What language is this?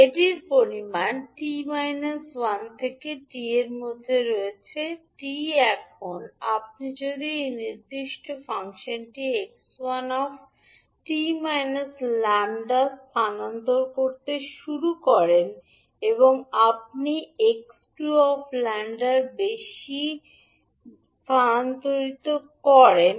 Bangla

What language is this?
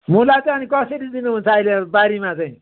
Nepali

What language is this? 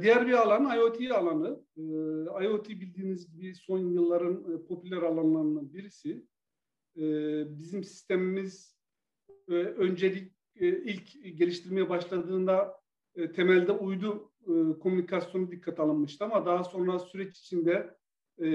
Turkish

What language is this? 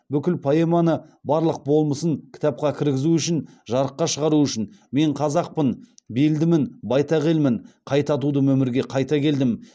Kazakh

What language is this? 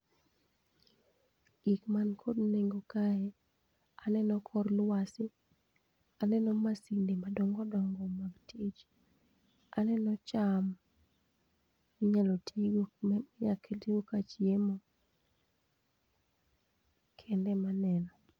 Luo (Kenya and Tanzania)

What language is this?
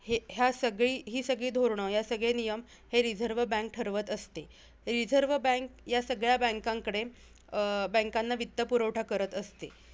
Marathi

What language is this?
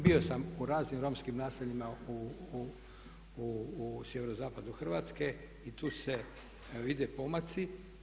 Croatian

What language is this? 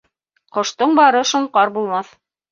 Bashkir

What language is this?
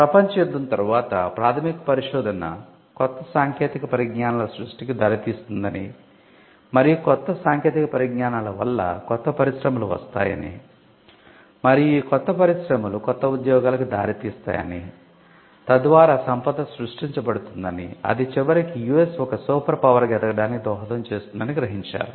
Telugu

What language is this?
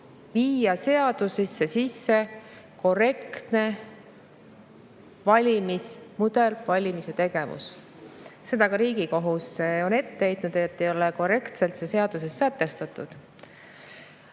Estonian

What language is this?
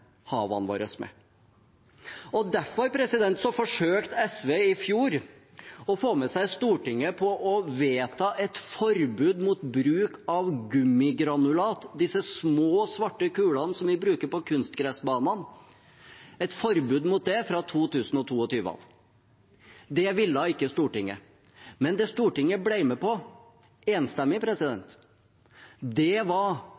Norwegian Bokmål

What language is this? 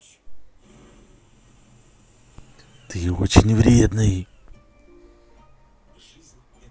Russian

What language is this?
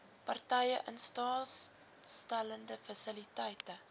Afrikaans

